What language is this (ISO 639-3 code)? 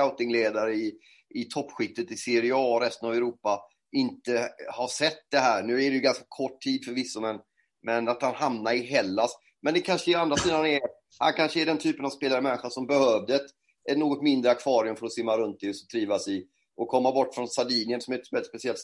swe